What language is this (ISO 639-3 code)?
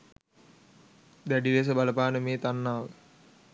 sin